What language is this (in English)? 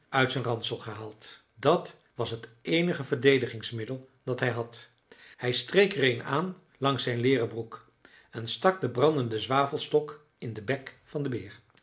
Dutch